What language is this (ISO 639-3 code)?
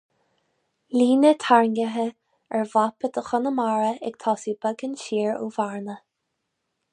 gle